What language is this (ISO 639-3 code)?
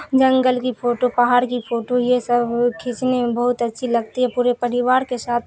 urd